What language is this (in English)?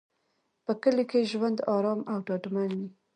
Pashto